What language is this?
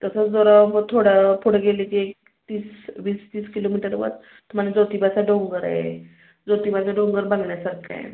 Marathi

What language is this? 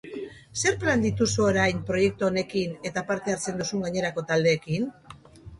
Basque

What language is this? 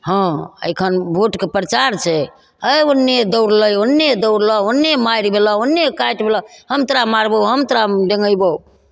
Maithili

